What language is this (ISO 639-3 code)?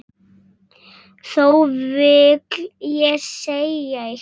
isl